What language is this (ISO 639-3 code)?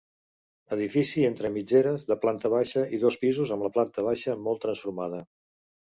cat